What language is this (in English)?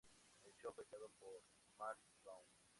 Spanish